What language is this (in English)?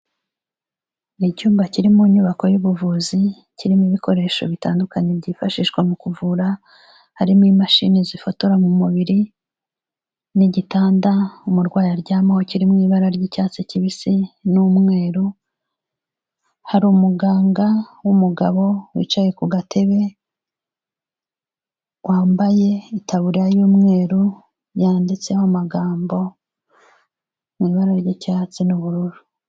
Kinyarwanda